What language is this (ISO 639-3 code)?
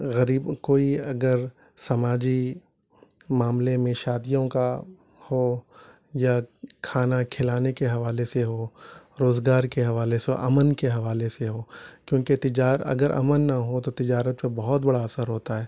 urd